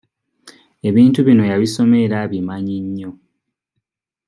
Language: Ganda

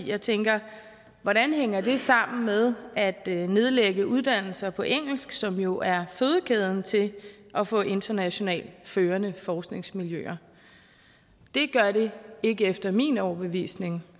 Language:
Danish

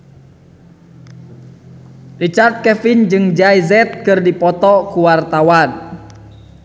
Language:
Sundanese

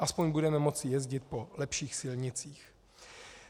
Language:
Czech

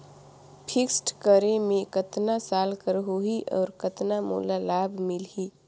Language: Chhattisgarhi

